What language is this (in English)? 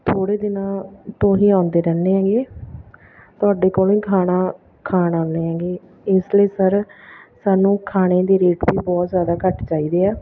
Punjabi